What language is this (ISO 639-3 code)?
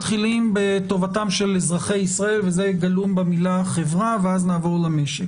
heb